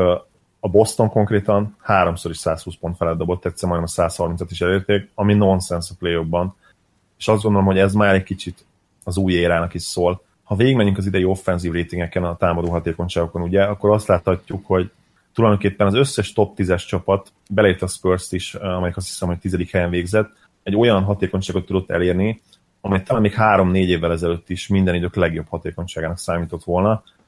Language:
Hungarian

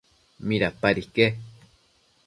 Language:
Matsés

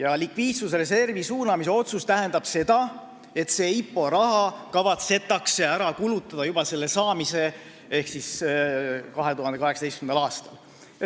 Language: Estonian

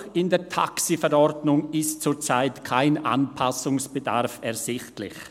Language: Swiss German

